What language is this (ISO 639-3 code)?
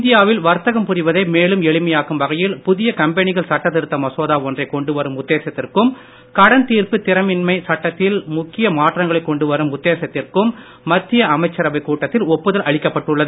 tam